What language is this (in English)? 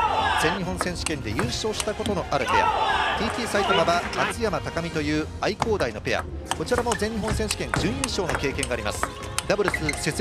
Japanese